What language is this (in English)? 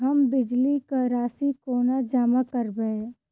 Maithili